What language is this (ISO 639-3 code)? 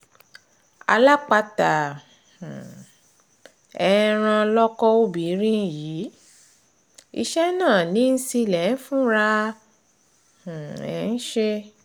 yor